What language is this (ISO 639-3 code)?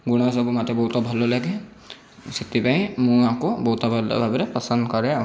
ori